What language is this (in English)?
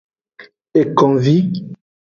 Aja (Benin)